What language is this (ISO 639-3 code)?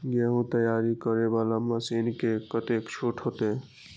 mai